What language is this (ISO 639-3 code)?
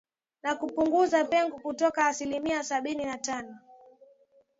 swa